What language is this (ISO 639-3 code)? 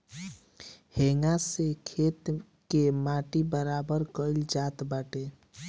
bho